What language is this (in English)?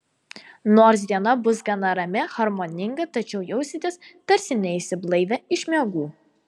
Lithuanian